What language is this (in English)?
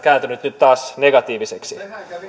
Finnish